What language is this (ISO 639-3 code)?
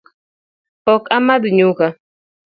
luo